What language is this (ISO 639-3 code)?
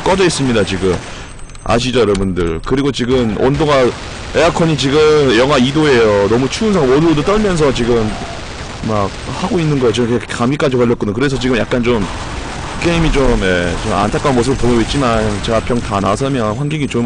kor